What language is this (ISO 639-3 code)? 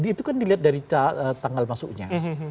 ind